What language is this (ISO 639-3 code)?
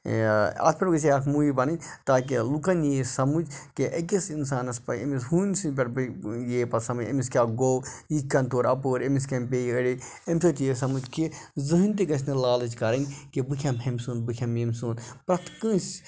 kas